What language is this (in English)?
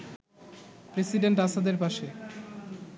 Bangla